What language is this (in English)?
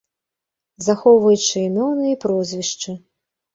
Belarusian